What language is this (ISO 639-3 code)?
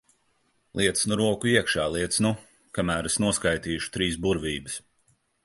lav